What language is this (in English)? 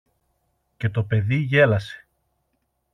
Greek